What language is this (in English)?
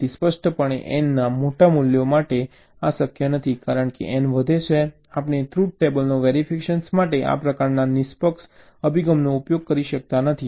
Gujarati